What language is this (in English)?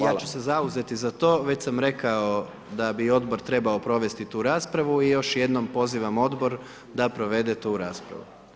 Croatian